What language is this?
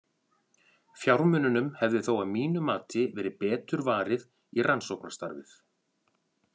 Icelandic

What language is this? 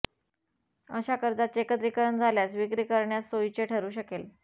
Marathi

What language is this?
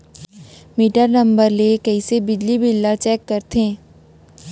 Chhattisgarhi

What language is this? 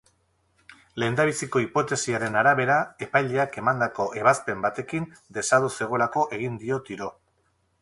Basque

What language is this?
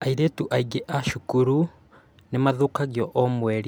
Kikuyu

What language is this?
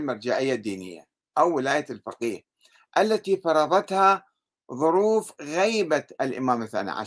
Arabic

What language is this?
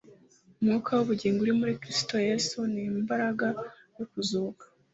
Kinyarwanda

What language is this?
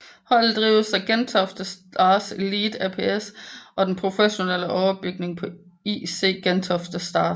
Danish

